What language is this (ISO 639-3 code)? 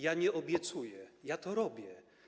pol